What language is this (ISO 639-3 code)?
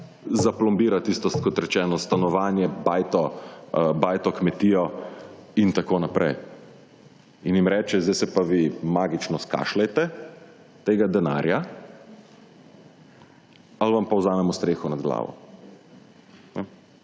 slv